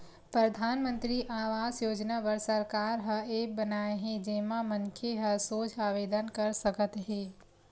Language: Chhattisgarhi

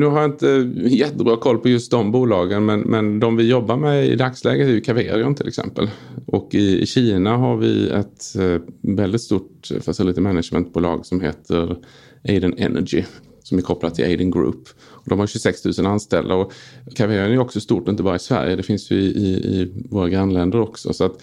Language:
Swedish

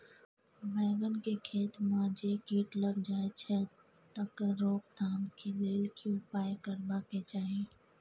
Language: Maithili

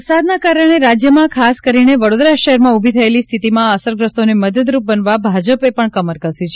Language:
Gujarati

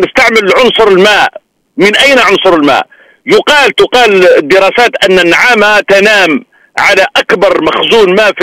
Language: Arabic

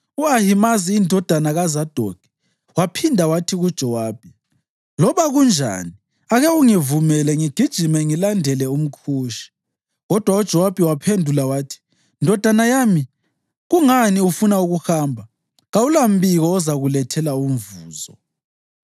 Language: North Ndebele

